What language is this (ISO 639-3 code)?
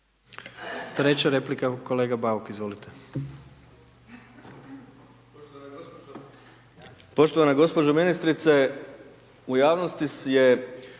hrv